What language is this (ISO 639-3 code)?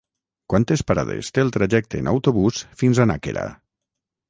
cat